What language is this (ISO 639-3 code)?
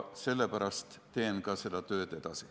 est